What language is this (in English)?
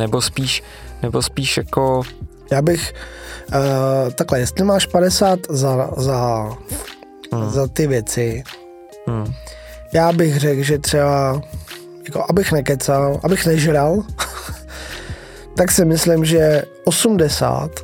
Czech